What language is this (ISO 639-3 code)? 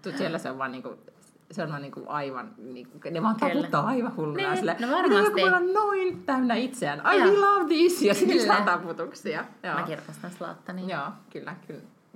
fin